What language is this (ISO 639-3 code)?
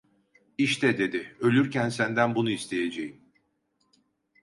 tur